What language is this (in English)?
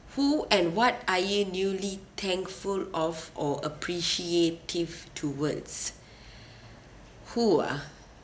English